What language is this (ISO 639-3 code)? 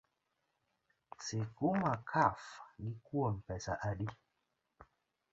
luo